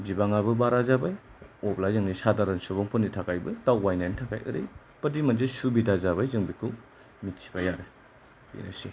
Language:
Bodo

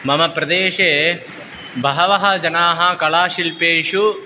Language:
Sanskrit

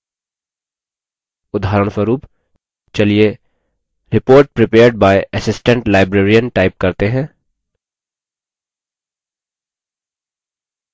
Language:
Hindi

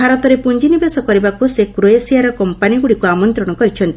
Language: Odia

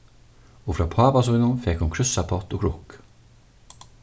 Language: Faroese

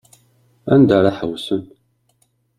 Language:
Kabyle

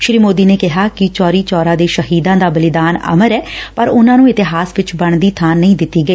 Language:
Punjabi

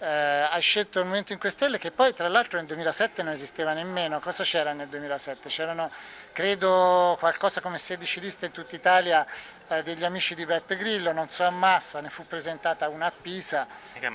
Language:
Italian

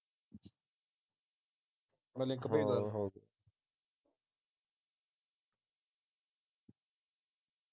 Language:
Punjabi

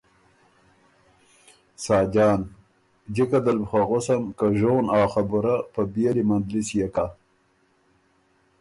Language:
Ormuri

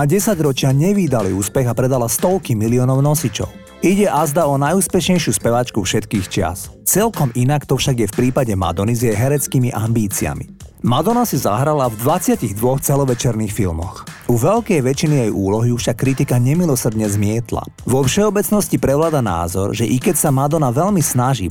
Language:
Slovak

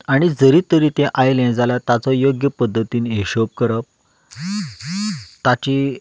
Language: Konkani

